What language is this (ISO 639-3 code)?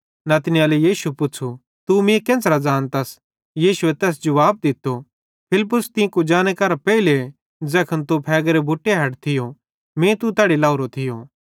bhd